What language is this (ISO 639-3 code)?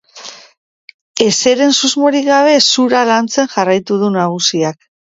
eus